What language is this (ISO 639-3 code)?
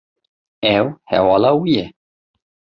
kur